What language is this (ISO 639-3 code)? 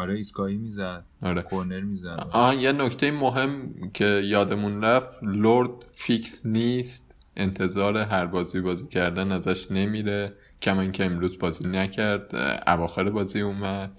fas